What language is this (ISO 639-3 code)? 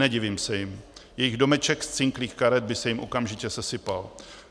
ces